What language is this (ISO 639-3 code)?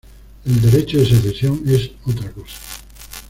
spa